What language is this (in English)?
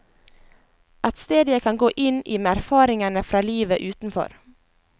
Norwegian